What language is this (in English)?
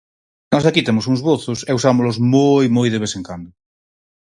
Galician